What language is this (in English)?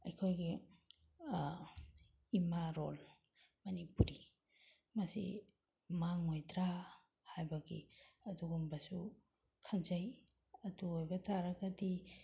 Manipuri